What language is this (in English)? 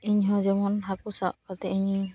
Santali